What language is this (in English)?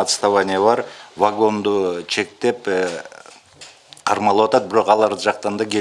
Russian